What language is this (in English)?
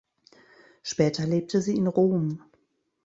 German